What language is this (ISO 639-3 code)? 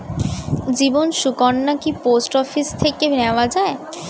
ben